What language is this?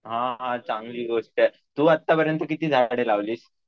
Marathi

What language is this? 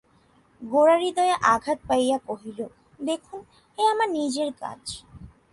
Bangla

